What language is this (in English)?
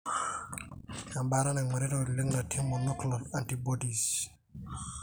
Masai